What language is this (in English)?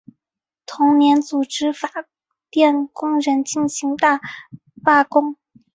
Chinese